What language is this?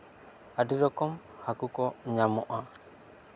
Santali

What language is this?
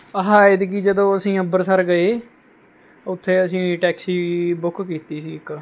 Punjabi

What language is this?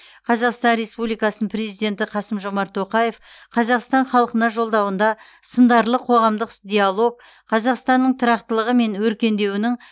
Kazakh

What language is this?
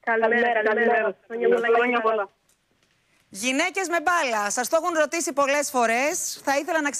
Greek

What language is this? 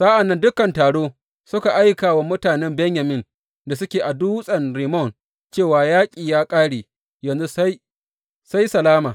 Hausa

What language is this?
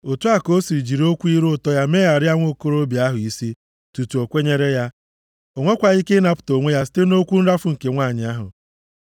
Igbo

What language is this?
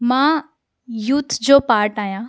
Sindhi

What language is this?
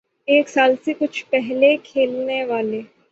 Urdu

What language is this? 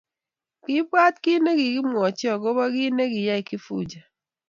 Kalenjin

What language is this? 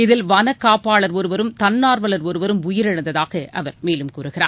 Tamil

